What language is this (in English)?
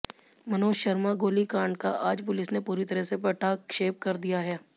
Hindi